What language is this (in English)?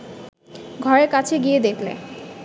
Bangla